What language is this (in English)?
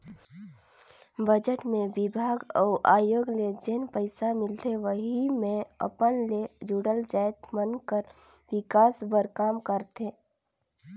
Chhattisgarhi